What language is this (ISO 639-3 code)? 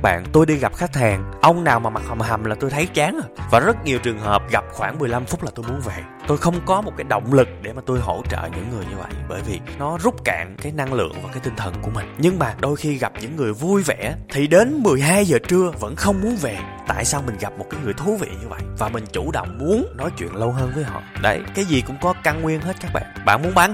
vie